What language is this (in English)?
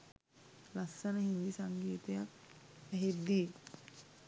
Sinhala